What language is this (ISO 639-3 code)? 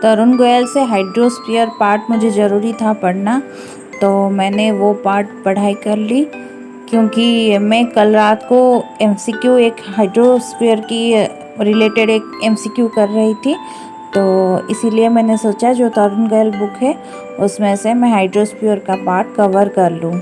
hin